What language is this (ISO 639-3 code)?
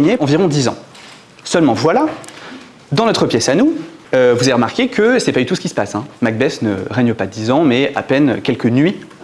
fra